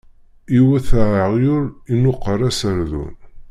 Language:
Kabyle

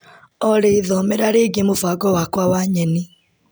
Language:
Kikuyu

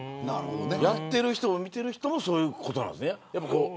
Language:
Japanese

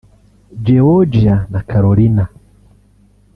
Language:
Kinyarwanda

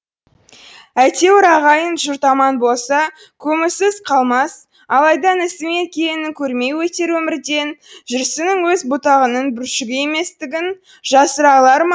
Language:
Kazakh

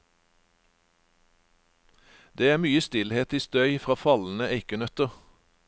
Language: Norwegian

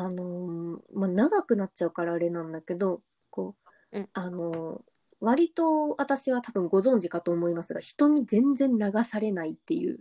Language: Japanese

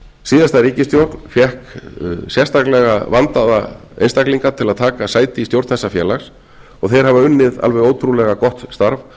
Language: Icelandic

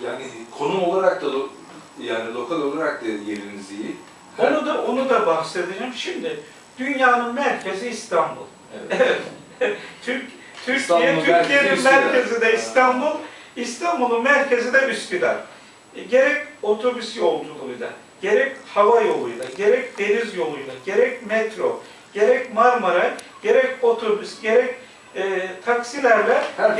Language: Turkish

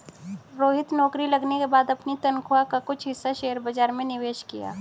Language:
Hindi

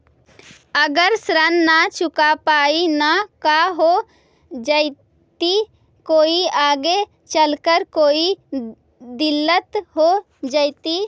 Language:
Magahi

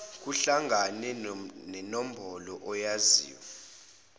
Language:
Zulu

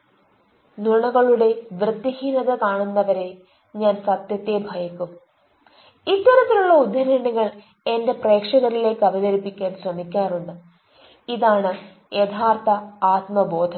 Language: Malayalam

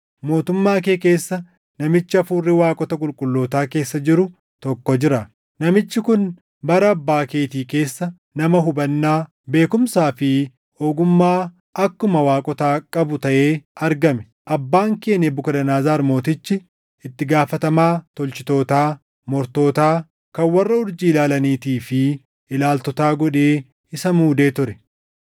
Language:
Oromo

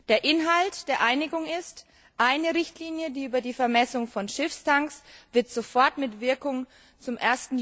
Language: German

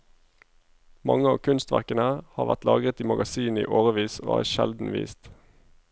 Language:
Norwegian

